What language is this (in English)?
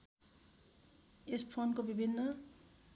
Nepali